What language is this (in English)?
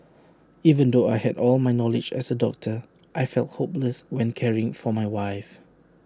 English